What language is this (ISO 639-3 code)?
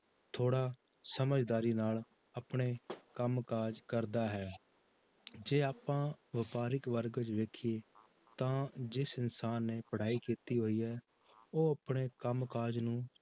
pan